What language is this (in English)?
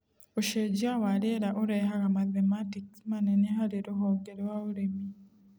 Kikuyu